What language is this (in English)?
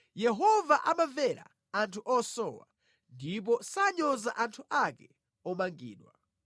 Nyanja